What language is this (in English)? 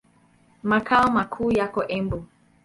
Swahili